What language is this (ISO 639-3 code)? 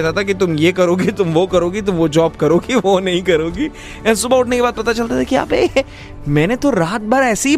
hin